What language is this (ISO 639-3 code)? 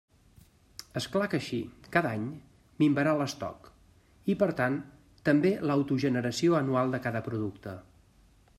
cat